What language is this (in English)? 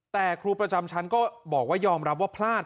Thai